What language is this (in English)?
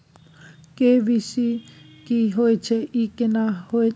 Maithili